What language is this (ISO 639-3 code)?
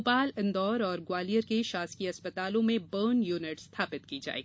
hin